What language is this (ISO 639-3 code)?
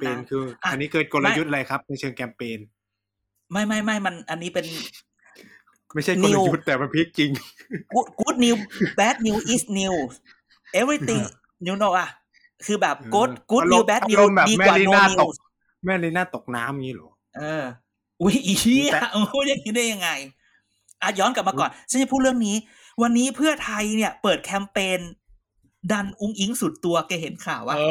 tha